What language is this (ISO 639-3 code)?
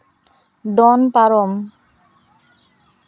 sat